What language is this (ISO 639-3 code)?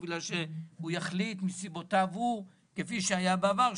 heb